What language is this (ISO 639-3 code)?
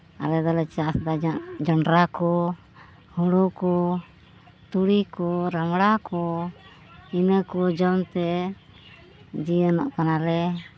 sat